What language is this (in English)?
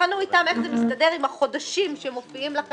Hebrew